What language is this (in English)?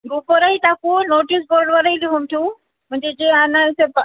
Marathi